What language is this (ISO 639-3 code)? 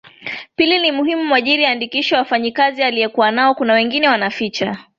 swa